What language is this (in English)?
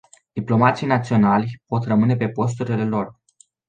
Romanian